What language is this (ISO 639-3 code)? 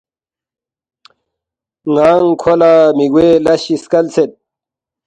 bft